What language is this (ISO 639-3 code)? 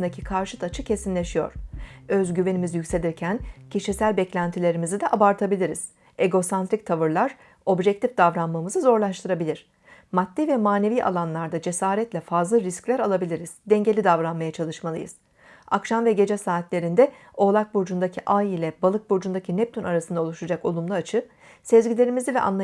tur